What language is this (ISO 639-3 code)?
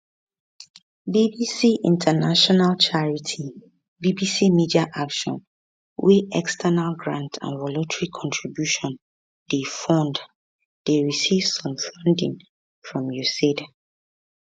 pcm